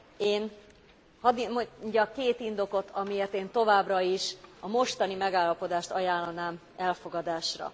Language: Hungarian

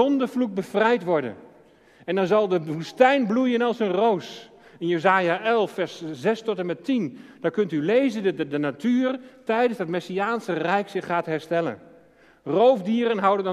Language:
Dutch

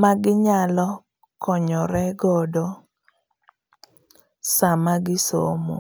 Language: Luo (Kenya and Tanzania)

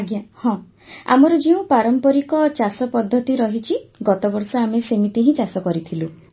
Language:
Odia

